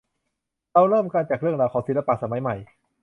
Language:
Thai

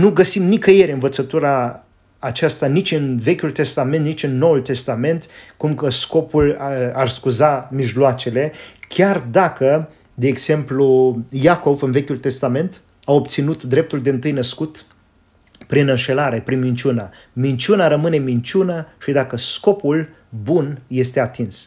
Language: Romanian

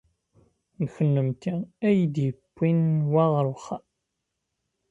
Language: Kabyle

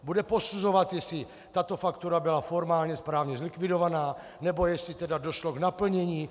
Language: Czech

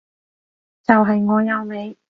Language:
Cantonese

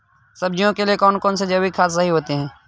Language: Hindi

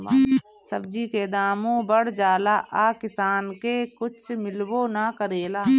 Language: Bhojpuri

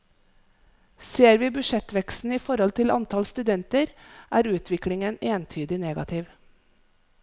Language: Norwegian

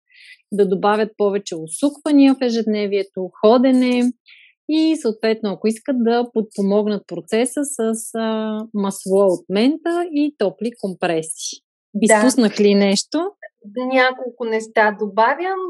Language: Bulgarian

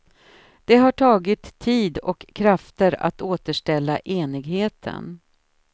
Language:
Swedish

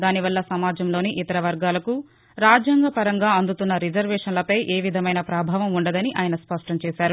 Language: Telugu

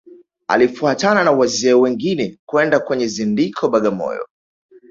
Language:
Swahili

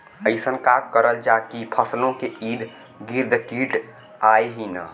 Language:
Bhojpuri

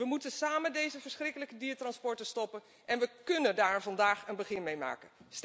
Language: Dutch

